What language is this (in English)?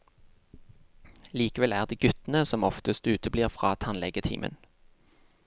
Norwegian